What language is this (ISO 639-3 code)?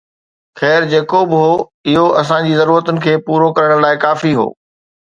snd